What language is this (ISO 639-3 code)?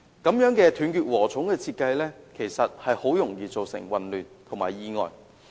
yue